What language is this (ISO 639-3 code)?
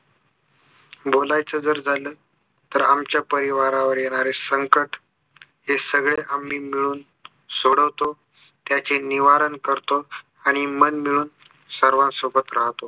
mar